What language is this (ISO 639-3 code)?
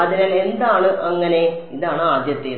mal